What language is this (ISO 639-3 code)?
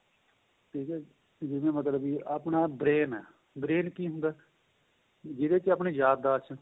pan